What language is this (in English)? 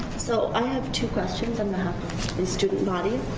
English